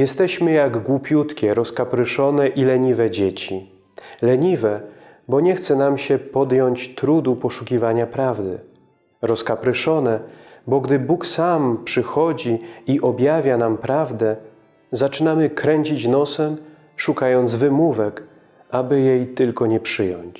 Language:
Polish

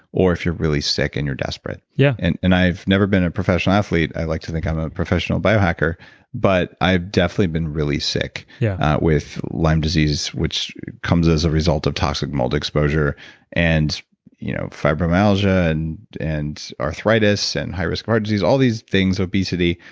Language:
English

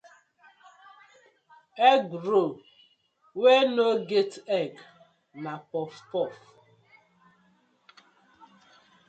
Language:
Nigerian Pidgin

